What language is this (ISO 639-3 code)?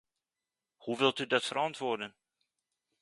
nld